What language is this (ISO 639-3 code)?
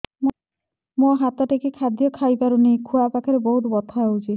ori